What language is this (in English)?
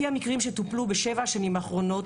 Hebrew